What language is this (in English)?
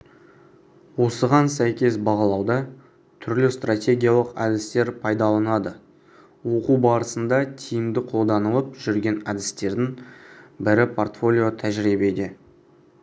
Kazakh